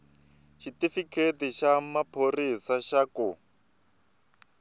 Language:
Tsonga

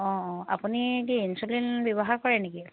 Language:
Assamese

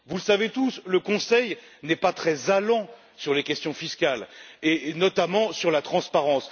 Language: French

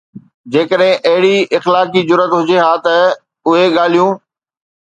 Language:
Sindhi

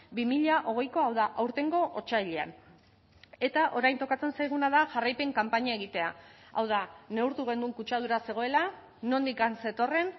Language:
Basque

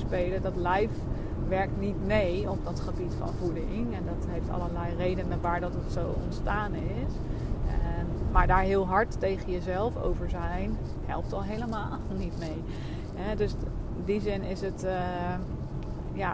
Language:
Dutch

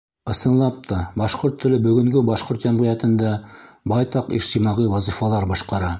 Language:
Bashkir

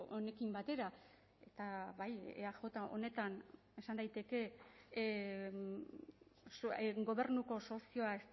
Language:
Basque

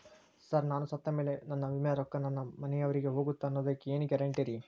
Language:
Kannada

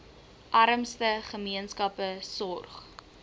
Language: Afrikaans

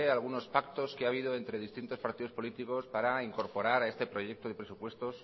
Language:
Spanish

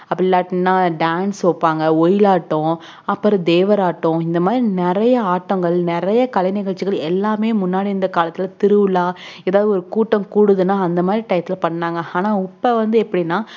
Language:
Tamil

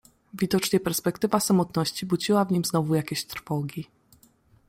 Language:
Polish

